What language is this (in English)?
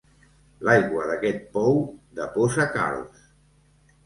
Catalan